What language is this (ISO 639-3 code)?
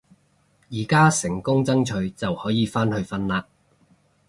yue